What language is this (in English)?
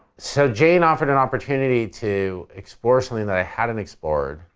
English